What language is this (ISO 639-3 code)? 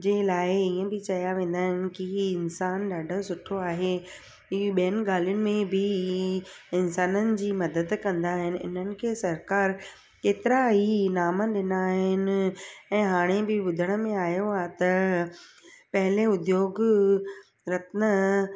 snd